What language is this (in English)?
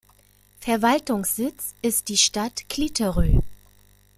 German